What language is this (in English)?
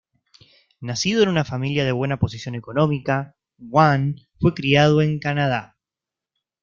Spanish